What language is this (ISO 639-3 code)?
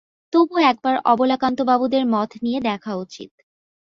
ben